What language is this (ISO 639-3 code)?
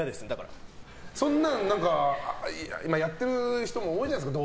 jpn